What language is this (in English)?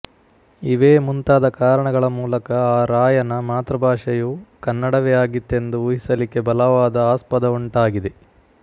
Kannada